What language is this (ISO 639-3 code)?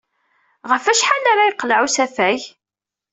kab